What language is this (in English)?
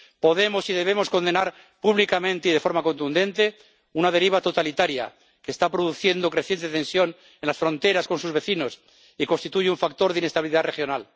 Spanish